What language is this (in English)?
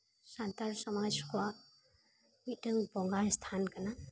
Santali